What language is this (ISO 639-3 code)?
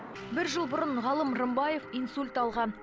kaz